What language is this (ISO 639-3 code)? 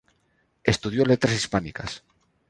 spa